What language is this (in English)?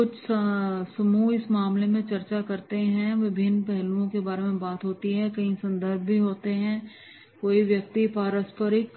Hindi